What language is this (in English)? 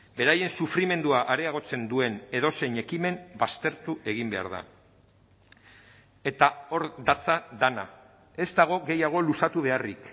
Basque